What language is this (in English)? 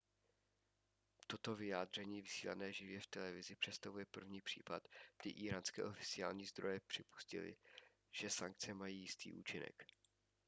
Czech